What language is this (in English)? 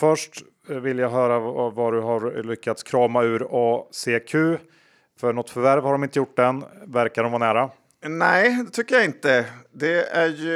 Swedish